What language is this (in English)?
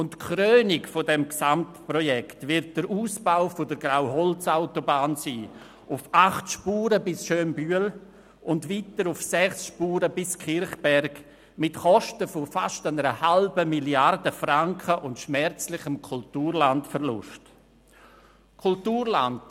Swiss German